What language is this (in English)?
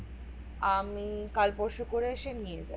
Bangla